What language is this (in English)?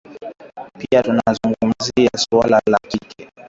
Swahili